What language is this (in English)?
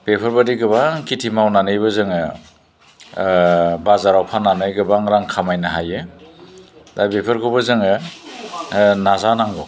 Bodo